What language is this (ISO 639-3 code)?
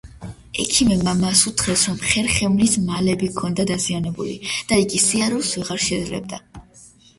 kat